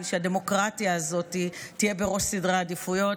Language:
Hebrew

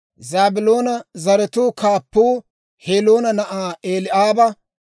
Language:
Dawro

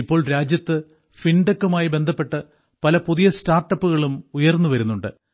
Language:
Malayalam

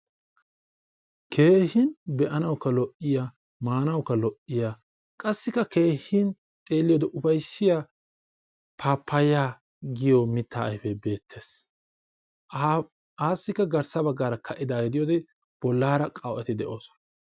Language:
Wolaytta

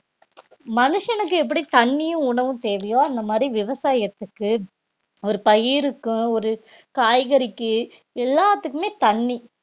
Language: Tamil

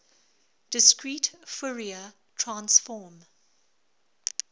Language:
English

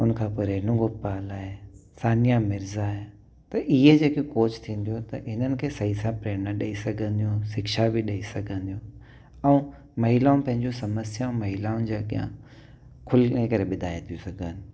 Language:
Sindhi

